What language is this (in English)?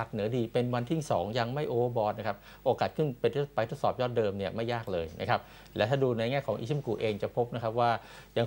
Thai